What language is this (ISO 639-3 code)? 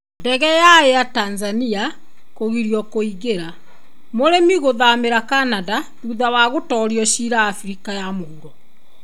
kik